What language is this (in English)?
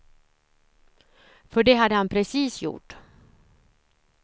Swedish